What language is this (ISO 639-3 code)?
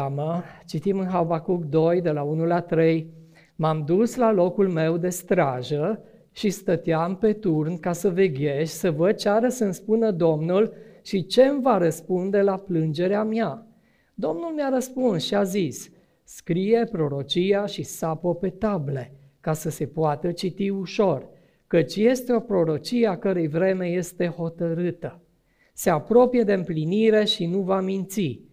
ron